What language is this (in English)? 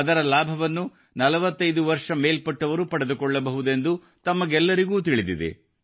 Kannada